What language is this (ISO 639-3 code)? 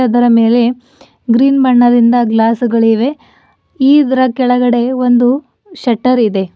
kan